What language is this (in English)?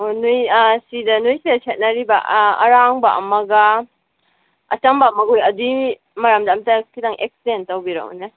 Manipuri